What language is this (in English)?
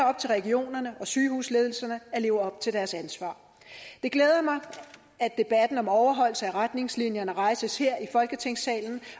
Danish